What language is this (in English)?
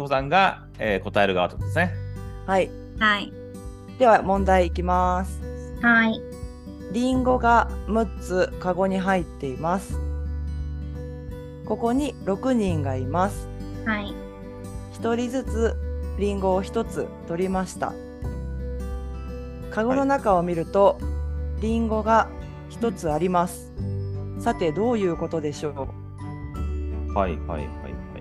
Japanese